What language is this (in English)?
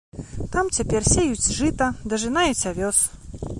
Belarusian